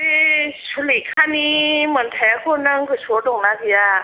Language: Bodo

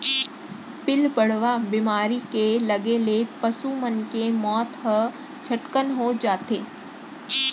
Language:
Chhattisgarhi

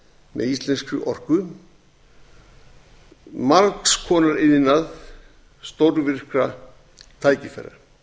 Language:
Icelandic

